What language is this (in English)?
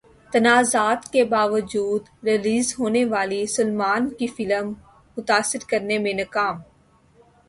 Urdu